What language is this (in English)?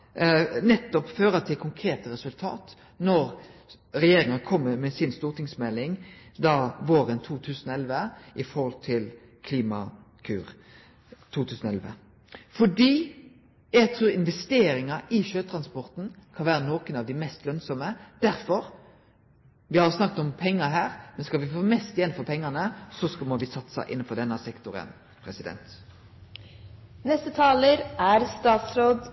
Norwegian Nynorsk